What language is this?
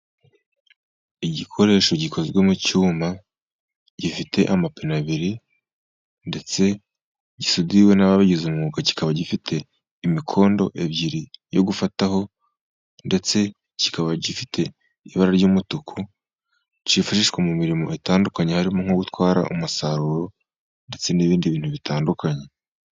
Kinyarwanda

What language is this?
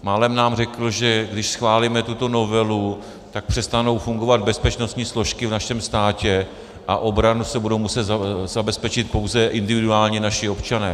Czech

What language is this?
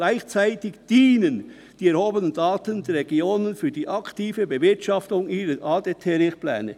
Swiss German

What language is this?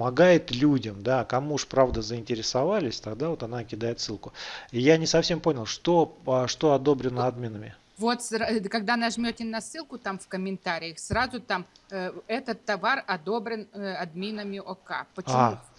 Russian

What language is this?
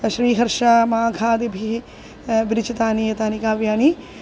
Sanskrit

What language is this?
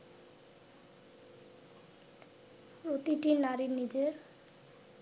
Bangla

